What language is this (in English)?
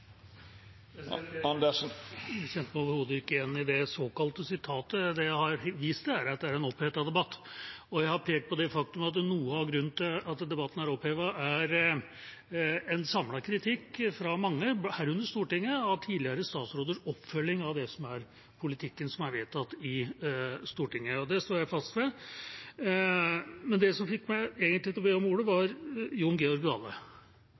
Norwegian Bokmål